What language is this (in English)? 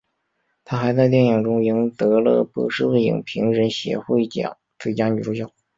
Chinese